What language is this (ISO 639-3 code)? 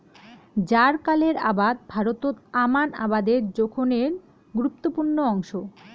ben